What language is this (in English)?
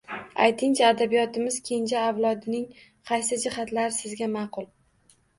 Uzbek